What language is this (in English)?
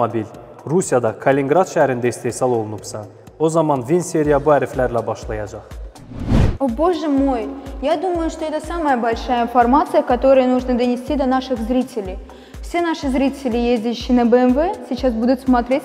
Turkish